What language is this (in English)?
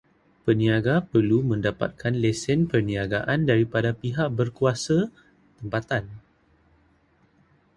Malay